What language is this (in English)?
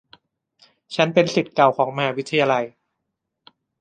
Thai